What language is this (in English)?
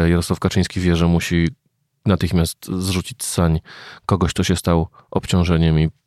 Polish